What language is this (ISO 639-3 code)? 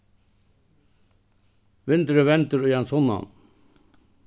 fao